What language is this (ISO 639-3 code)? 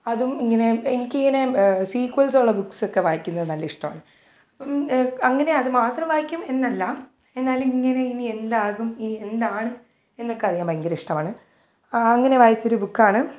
mal